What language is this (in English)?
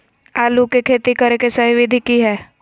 Magahi